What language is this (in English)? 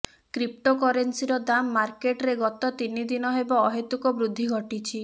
Odia